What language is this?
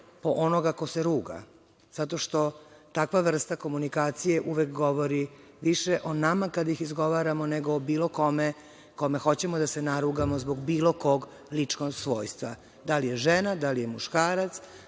Serbian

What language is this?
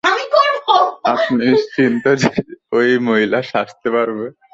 Bangla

